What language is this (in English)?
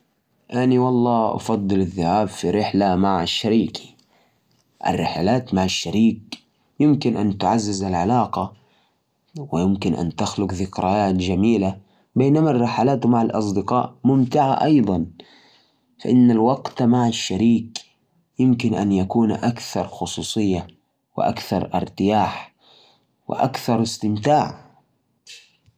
Najdi Arabic